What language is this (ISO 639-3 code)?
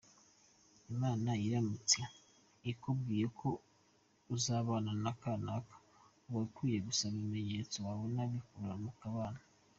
kin